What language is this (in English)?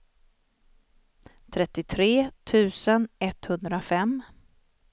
Swedish